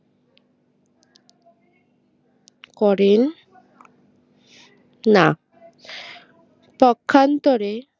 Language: Bangla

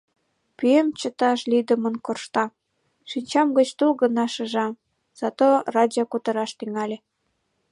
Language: Mari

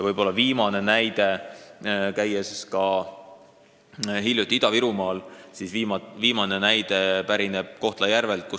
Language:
Estonian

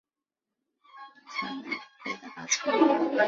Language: Chinese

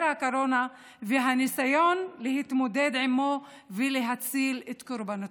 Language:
Hebrew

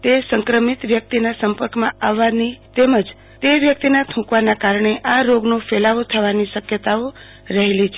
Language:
Gujarati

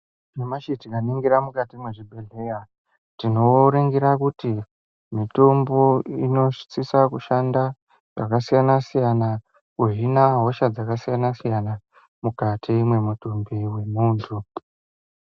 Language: Ndau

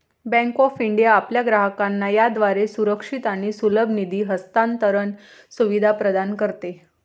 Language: Marathi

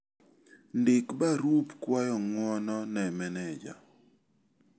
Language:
Luo (Kenya and Tanzania)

